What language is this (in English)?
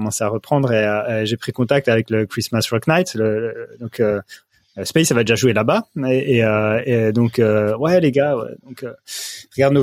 French